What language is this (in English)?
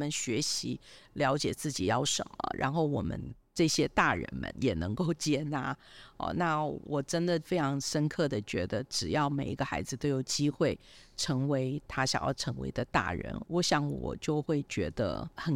Chinese